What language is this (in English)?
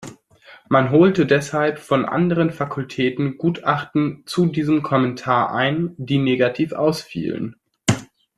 German